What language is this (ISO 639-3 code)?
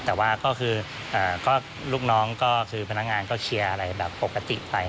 tha